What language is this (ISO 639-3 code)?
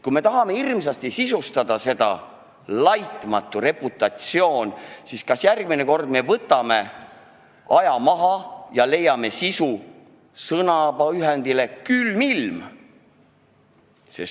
est